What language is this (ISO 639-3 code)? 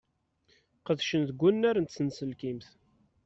kab